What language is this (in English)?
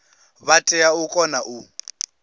Venda